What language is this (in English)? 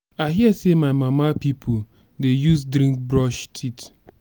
Nigerian Pidgin